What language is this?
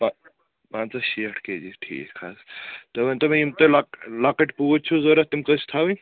Kashmiri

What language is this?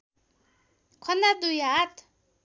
Nepali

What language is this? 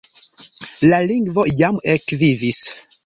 Esperanto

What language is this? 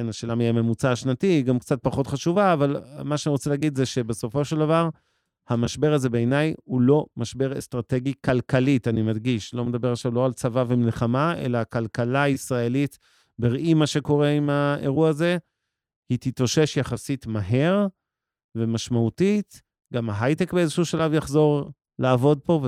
Hebrew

